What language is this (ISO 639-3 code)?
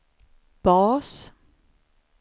swe